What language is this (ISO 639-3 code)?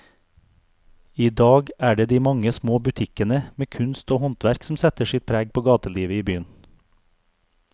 nor